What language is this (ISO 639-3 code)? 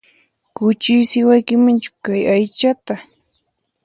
qxp